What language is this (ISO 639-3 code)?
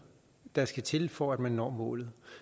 dan